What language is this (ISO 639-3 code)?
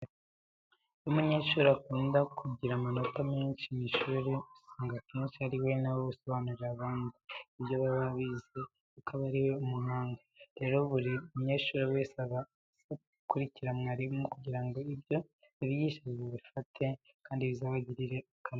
kin